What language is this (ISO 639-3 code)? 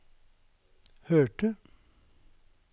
nor